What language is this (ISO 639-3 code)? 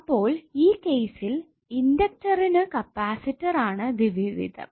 mal